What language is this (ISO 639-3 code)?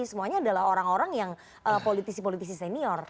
ind